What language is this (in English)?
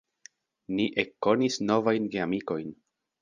Esperanto